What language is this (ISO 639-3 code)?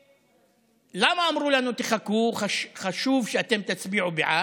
heb